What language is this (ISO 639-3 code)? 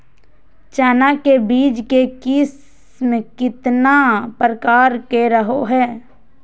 mag